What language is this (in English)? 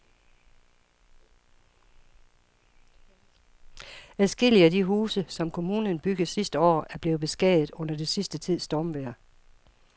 Danish